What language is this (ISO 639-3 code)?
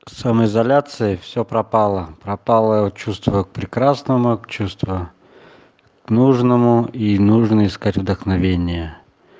rus